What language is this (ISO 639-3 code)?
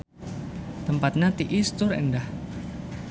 sun